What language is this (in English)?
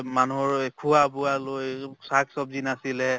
Assamese